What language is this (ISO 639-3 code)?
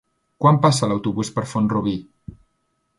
cat